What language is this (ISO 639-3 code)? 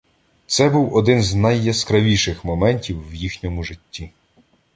ukr